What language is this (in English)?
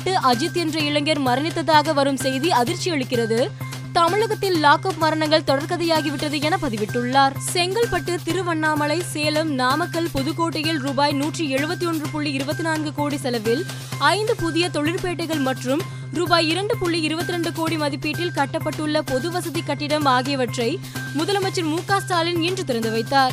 Tamil